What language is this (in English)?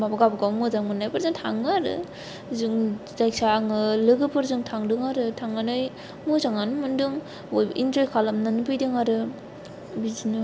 Bodo